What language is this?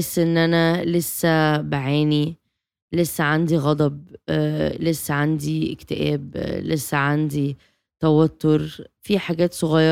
Arabic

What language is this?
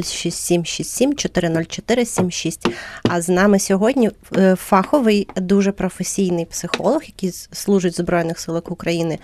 Ukrainian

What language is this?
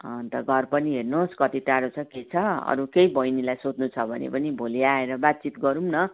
Nepali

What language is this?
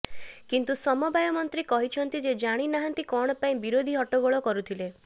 Odia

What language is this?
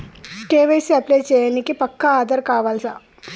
Telugu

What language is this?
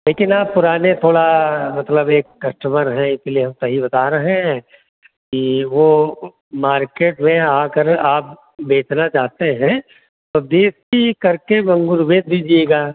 Hindi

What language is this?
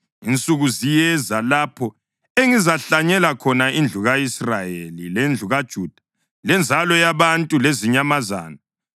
North Ndebele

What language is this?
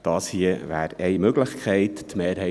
Swiss German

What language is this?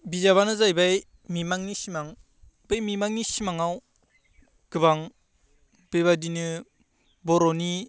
Bodo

